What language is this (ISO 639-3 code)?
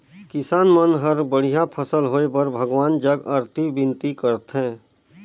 hne